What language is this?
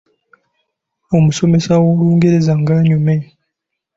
Ganda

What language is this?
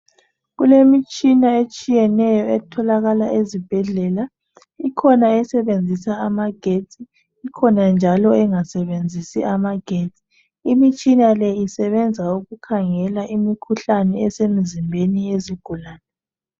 North Ndebele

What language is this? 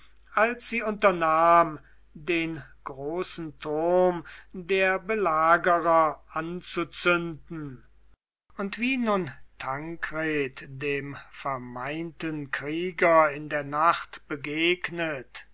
German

